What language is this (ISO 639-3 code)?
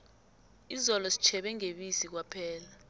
nbl